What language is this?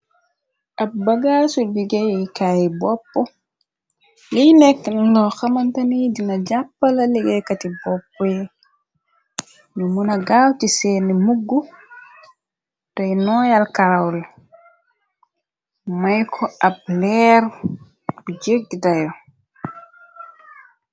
Wolof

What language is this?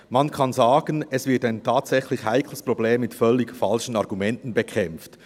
Swiss German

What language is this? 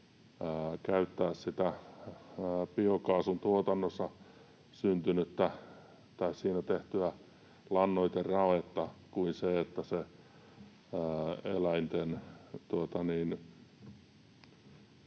Finnish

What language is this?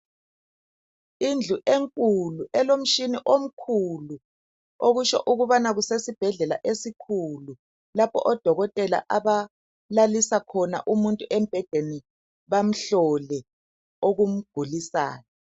North Ndebele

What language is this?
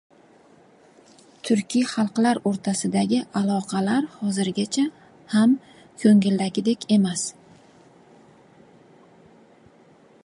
Uzbek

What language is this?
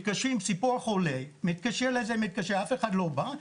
Hebrew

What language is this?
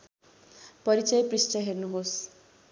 Nepali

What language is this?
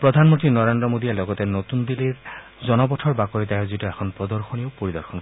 Assamese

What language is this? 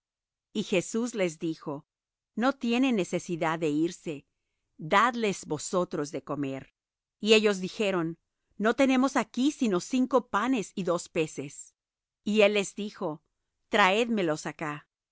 Spanish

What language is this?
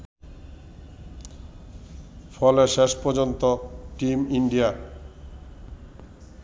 Bangla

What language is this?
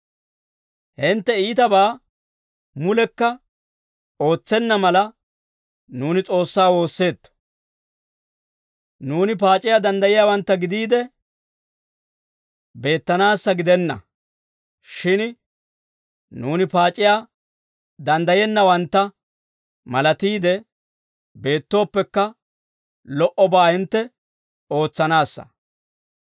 Dawro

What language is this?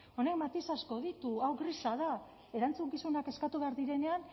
Basque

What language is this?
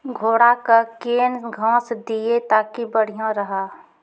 Maithili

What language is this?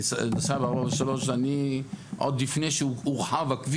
Hebrew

